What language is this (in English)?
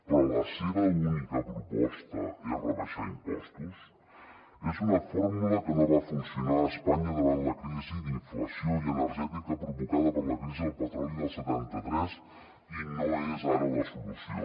Catalan